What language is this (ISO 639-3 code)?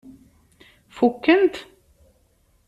kab